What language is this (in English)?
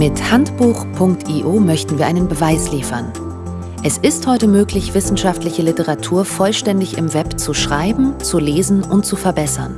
German